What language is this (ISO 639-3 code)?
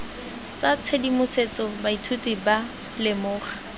tsn